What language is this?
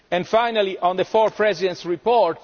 English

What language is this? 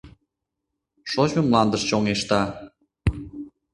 Mari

